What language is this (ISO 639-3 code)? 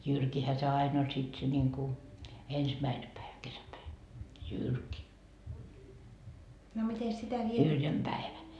fin